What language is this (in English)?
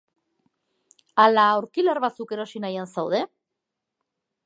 Basque